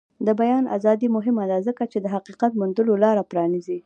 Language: Pashto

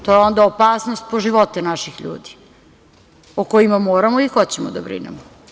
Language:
Serbian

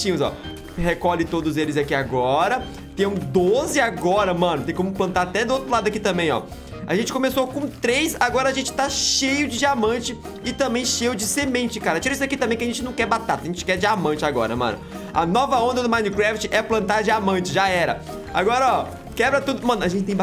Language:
Portuguese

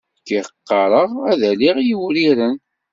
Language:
Kabyle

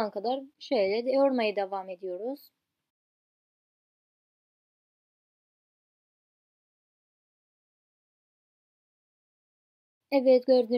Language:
Turkish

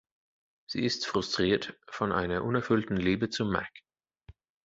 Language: German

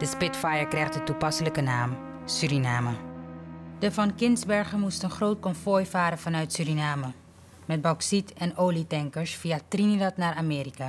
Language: Dutch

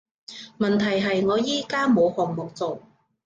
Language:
Cantonese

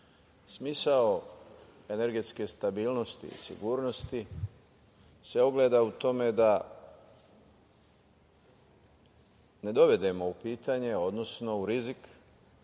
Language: Serbian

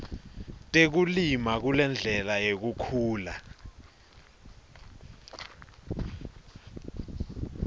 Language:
Swati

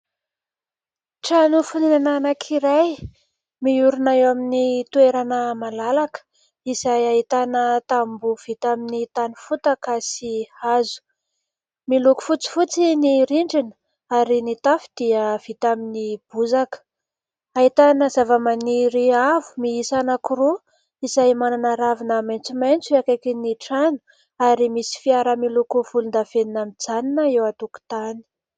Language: Malagasy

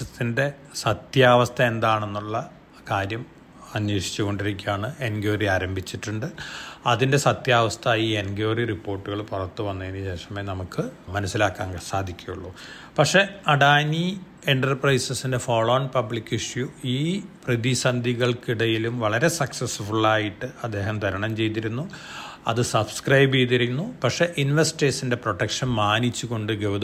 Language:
Malayalam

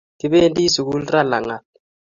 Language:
Kalenjin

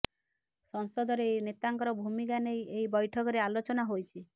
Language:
Odia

